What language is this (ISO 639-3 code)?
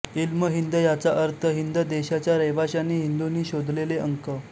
mar